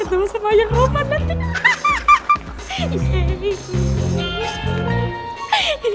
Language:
Indonesian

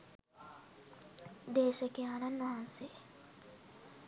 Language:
Sinhala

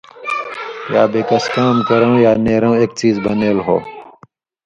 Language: Indus Kohistani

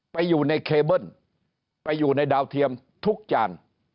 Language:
Thai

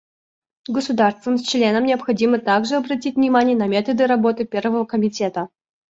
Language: Russian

